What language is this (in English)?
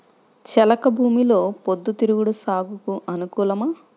Telugu